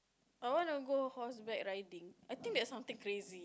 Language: English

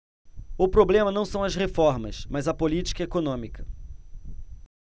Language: Portuguese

